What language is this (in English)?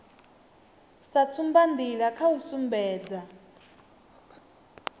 Venda